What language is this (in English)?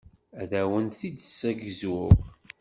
Kabyle